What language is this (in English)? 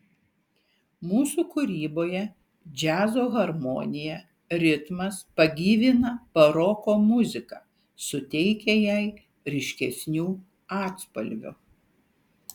Lithuanian